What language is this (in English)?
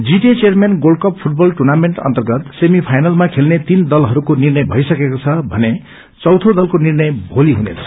Nepali